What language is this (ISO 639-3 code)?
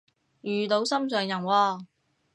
yue